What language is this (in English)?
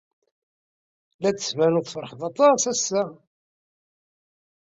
Kabyle